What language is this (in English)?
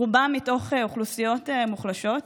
Hebrew